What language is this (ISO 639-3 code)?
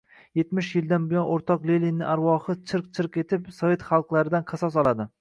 uzb